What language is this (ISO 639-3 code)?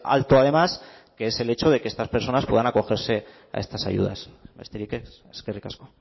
spa